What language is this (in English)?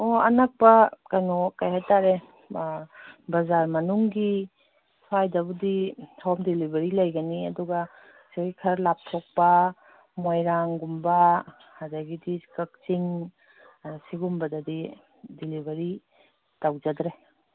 Manipuri